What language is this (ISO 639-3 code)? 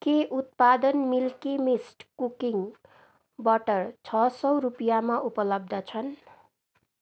nep